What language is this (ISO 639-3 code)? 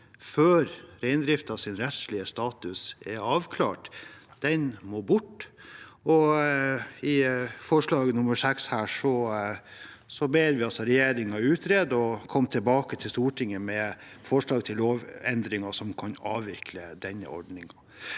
nor